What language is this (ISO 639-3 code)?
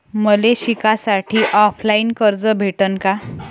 mar